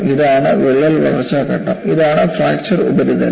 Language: Malayalam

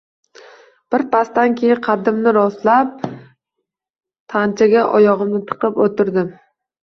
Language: Uzbek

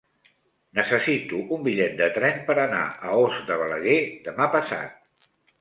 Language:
Catalan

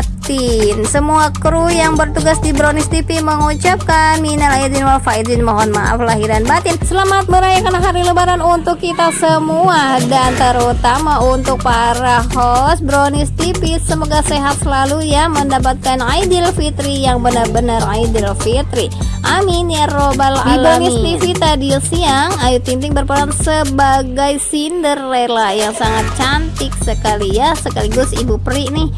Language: Indonesian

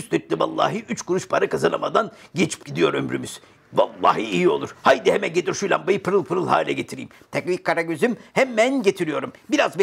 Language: Turkish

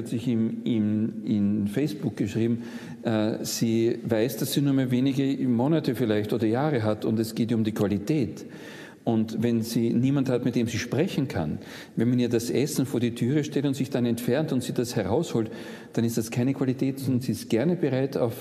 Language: German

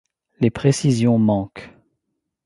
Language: French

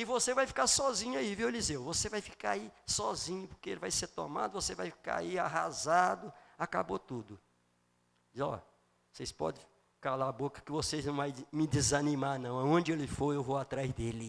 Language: Portuguese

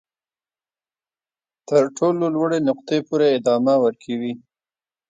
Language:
Pashto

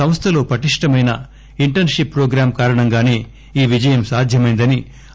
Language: Telugu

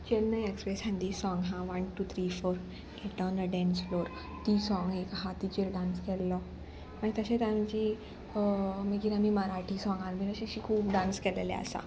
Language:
Konkani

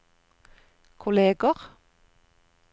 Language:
Norwegian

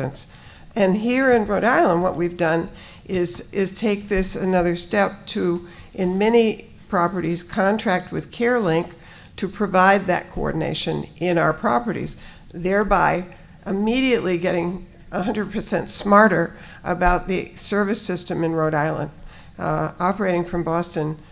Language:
English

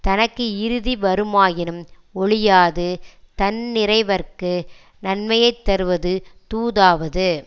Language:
Tamil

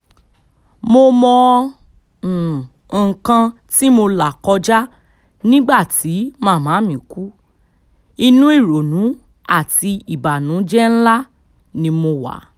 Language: Yoruba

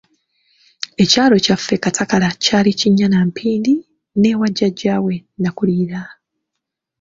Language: Ganda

